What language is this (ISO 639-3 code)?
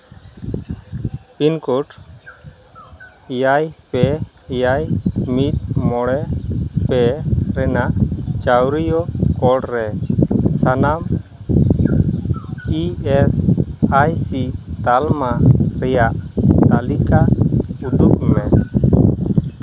sat